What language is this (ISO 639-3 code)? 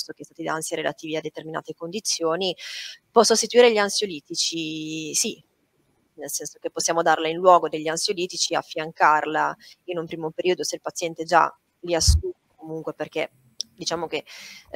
ita